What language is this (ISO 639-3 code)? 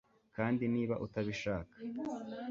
kin